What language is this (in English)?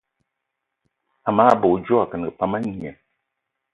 Eton (Cameroon)